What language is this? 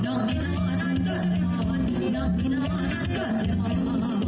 Thai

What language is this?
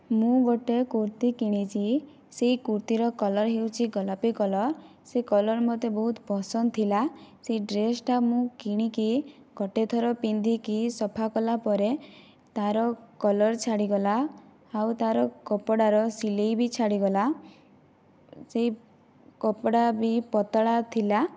Odia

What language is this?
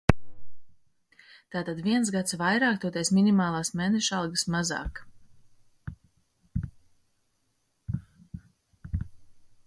Latvian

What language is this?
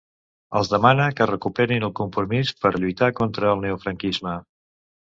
Catalan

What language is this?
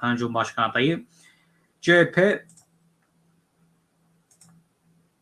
Turkish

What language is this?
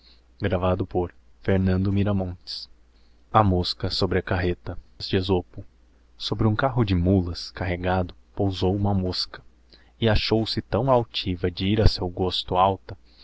Portuguese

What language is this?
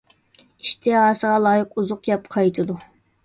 Uyghur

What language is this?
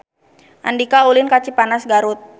Sundanese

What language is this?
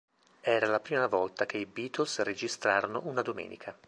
Italian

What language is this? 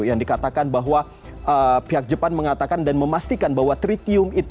Indonesian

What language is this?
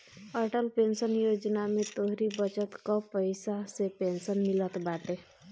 Bhojpuri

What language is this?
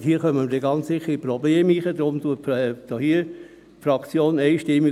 Swiss German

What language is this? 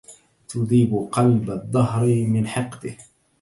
Arabic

